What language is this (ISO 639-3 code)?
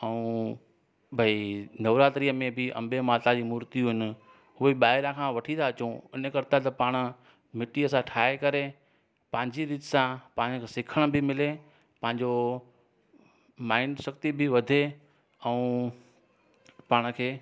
snd